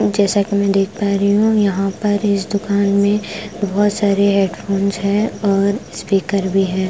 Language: Hindi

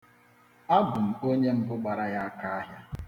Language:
Igbo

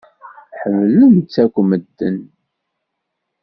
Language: Kabyle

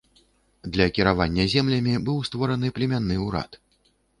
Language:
Belarusian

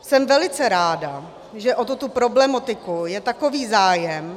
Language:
Czech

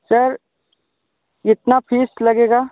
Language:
Hindi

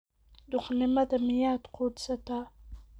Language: Somali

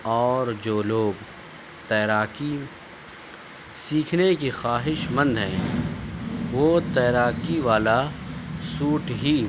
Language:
Urdu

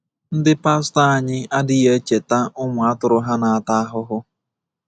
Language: Igbo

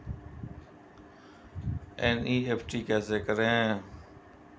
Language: Hindi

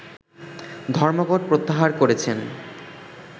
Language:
Bangla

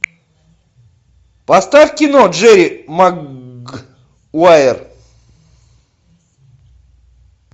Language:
Russian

